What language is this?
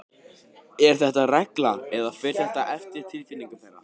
Icelandic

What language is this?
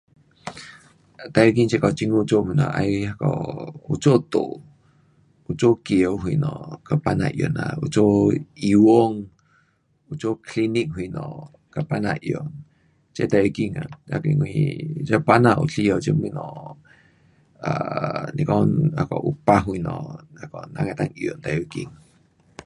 Pu-Xian Chinese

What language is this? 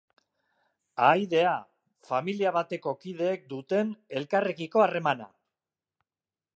Basque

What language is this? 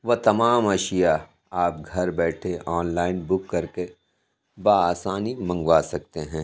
Urdu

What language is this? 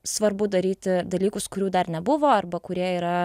Lithuanian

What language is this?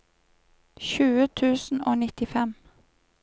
Norwegian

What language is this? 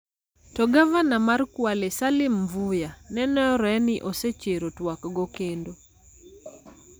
Luo (Kenya and Tanzania)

